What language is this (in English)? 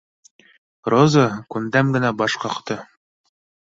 Bashkir